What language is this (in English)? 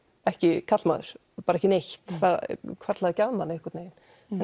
Icelandic